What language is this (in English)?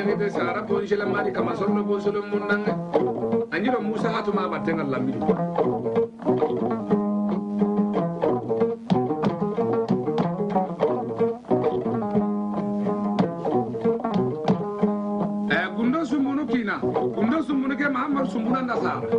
Indonesian